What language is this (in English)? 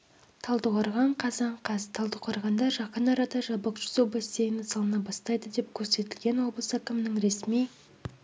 Kazakh